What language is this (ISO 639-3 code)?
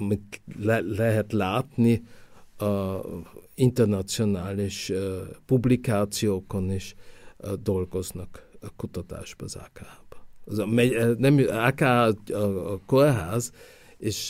hun